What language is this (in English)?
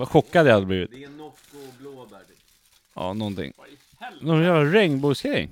Swedish